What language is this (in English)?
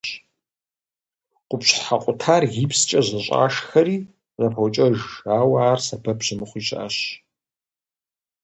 Kabardian